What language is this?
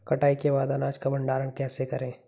Hindi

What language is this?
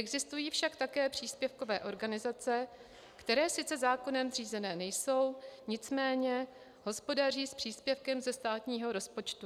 Czech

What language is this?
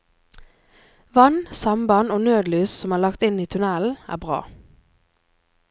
Norwegian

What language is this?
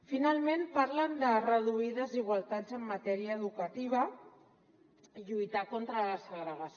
Catalan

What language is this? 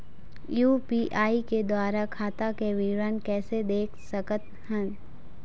Chhattisgarhi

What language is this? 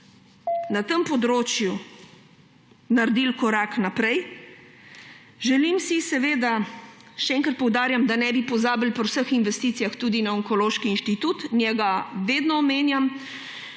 Slovenian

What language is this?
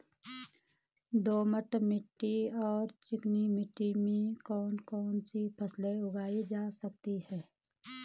Hindi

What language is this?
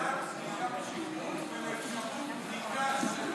Hebrew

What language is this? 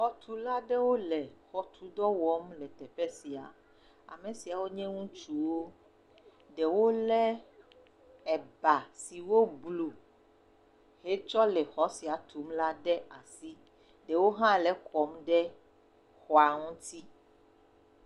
Ewe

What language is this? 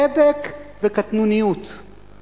Hebrew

